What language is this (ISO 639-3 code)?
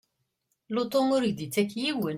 kab